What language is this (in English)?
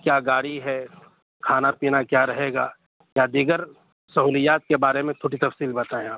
Urdu